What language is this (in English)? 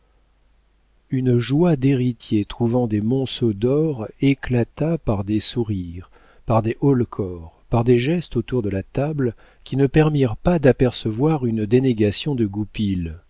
French